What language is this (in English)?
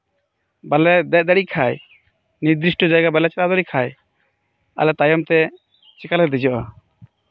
Santali